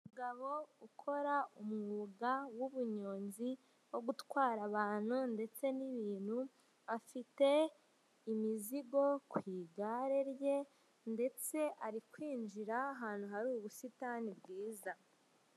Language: Kinyarwanda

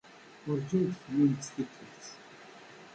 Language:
Kabyle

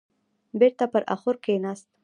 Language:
Pashto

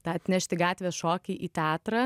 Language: Lithuanian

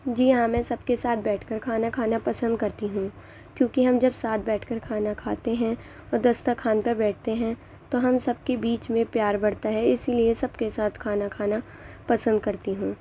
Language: Urdu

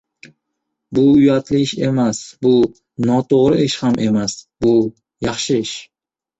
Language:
Uzbek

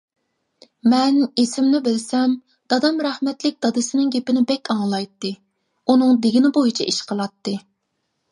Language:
Uyghur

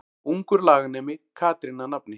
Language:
Icelandic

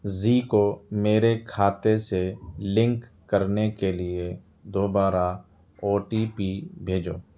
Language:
Urdu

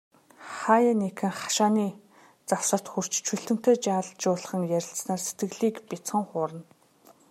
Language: Mongolian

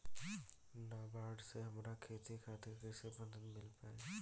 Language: Bhojpuri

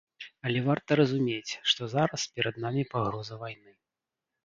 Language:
Belarusian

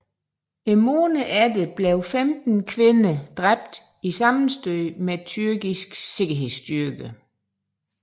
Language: Danish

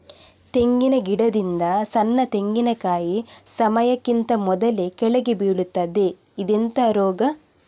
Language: Kannada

